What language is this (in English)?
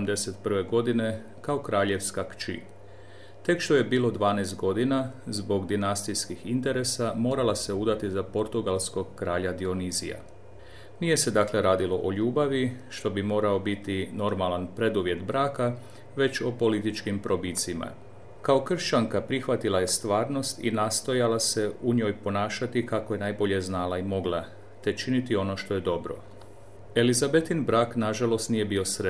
Croatian